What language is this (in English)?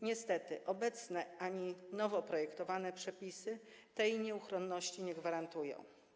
Polish